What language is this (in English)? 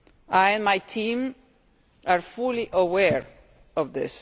English